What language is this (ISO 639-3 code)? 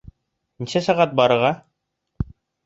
bak